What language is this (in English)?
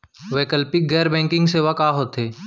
Chhattisgarhi